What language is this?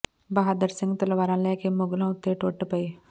Punjabi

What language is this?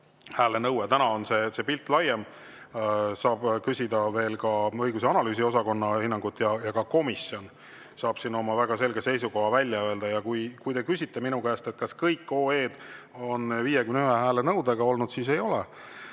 Estonian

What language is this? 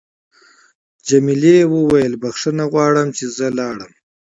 Pashto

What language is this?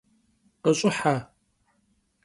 Kabardian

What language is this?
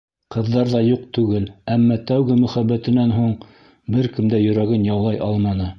Bashkir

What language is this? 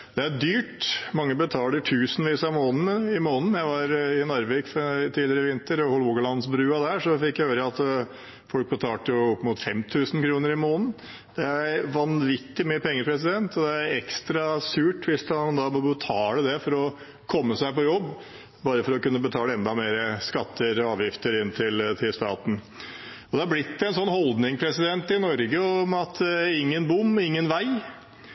Norwegian Bokmål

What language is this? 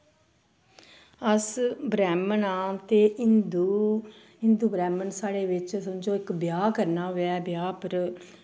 Dogri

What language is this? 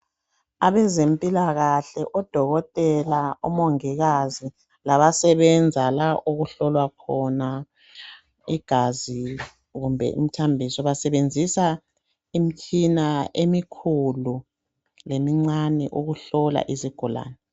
North Ndebele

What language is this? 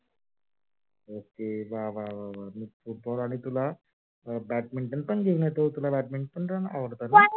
Marathi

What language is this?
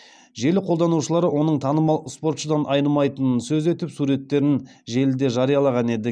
Kazakh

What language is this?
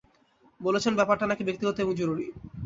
Bangla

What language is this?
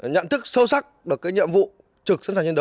Vietnamese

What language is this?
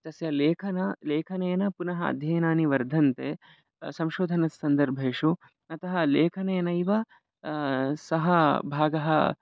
Sanskrit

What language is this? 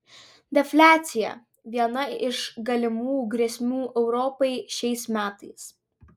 Lithuanian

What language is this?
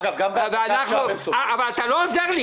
Hebrew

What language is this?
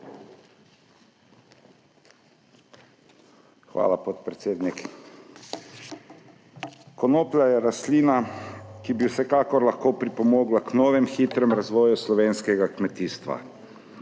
Slovenian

